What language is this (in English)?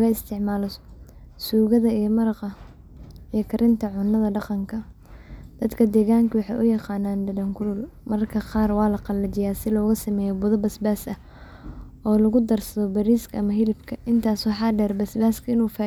Somali